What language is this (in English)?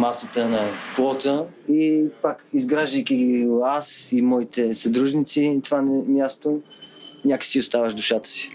Bulgarian